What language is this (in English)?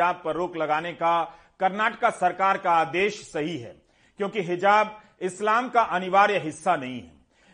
Hindi